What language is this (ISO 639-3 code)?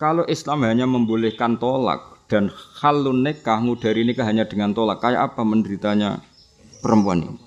ind